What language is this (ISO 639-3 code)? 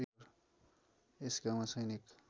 nep